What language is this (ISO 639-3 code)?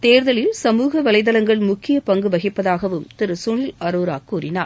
tam